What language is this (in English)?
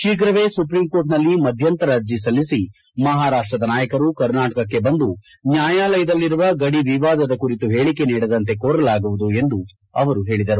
Kannada